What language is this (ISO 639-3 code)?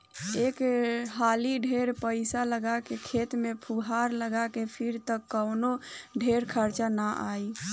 bho